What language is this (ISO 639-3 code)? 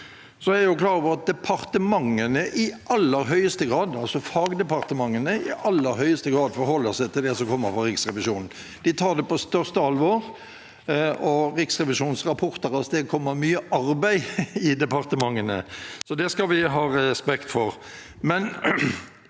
nor